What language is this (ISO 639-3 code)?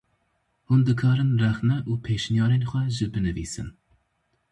kur